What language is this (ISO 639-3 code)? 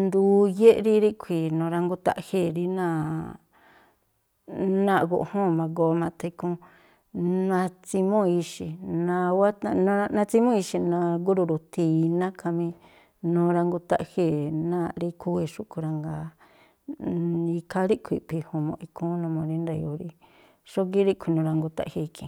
tpl